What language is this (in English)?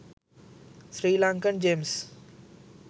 Sinhala